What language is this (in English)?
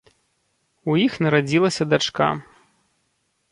Belarusian